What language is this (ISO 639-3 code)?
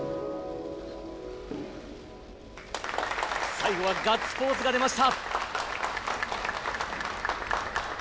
jpn